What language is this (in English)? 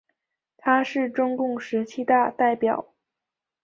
Chinese